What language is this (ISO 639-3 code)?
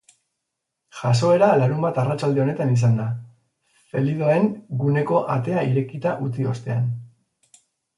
eus